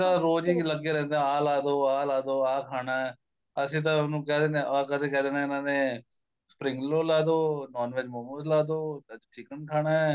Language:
Punjabi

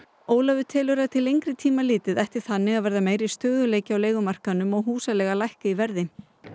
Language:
Icelandic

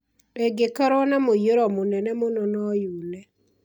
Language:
Kikuyu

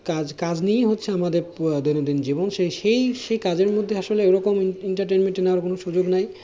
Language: Bangla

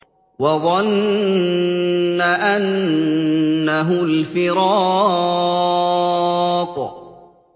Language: Arabic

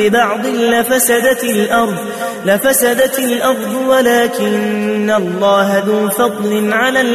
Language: Arabic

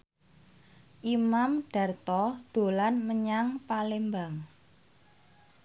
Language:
Javanese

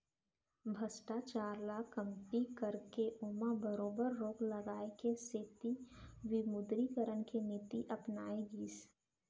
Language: Chhattisgarhi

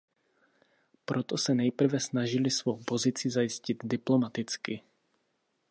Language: Czech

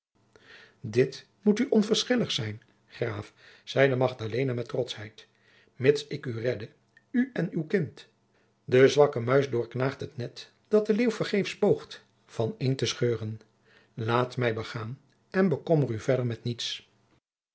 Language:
Dutch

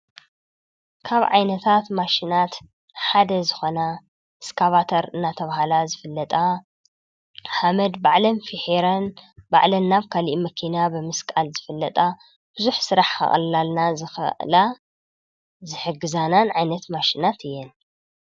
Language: Tigrinya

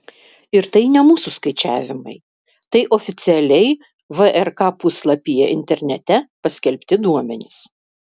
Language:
Lithuanian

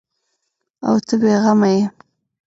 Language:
Pashto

